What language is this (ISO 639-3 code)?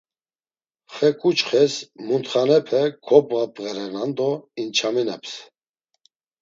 lzz